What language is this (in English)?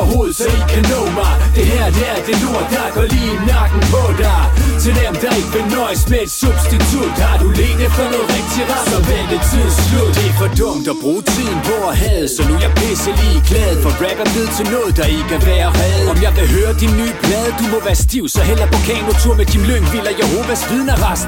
Danish